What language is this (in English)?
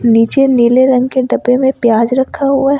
Hindi